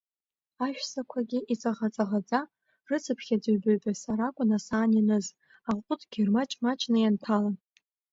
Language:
Abkhazian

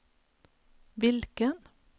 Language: Swedish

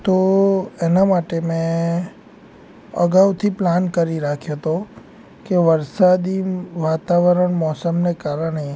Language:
Gujarati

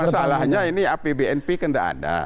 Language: Indonesian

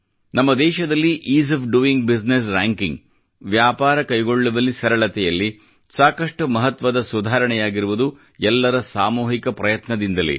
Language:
Kannada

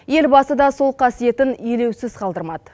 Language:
Kazakh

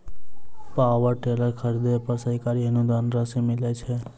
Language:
Maithili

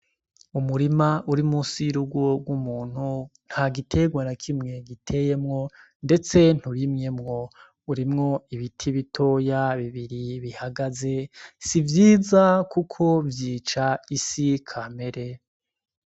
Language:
Rundi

